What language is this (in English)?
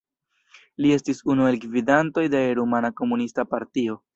Esperanto